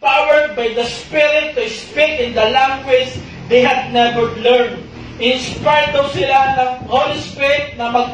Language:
Filipino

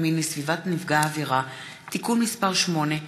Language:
Hebrew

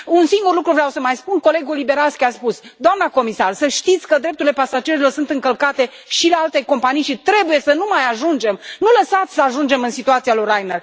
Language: Romanian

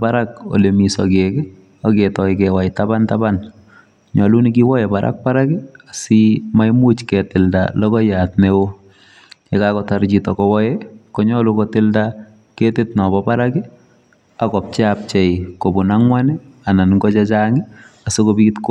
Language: Kalenjin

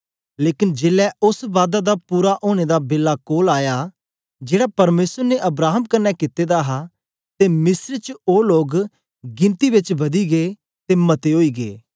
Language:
Dogri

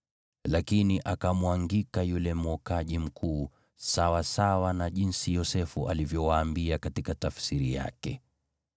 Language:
Swahili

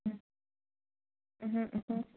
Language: Manipuri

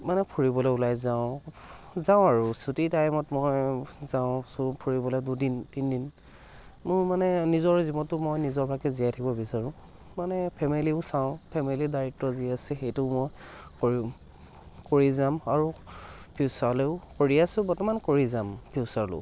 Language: Assamese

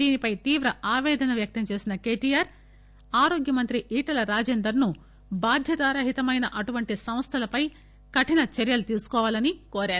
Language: Telugu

